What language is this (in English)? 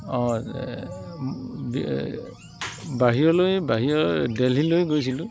Assamese